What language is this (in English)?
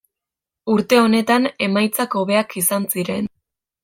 Basque